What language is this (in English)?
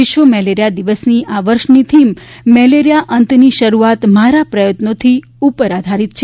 Gujarati